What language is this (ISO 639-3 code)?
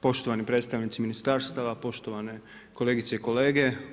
hrv